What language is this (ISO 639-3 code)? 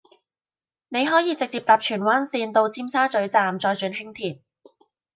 yue